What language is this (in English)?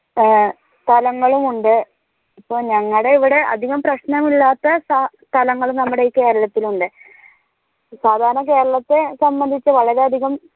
Malayalam